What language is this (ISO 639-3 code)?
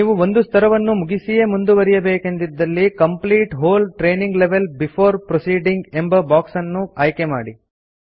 kan